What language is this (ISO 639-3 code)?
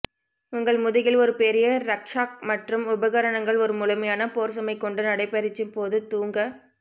tam